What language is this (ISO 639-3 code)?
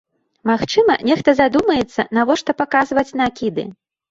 bel